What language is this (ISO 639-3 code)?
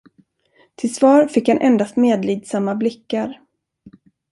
swe